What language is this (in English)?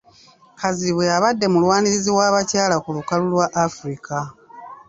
Ganda